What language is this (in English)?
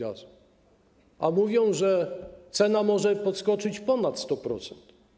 Polish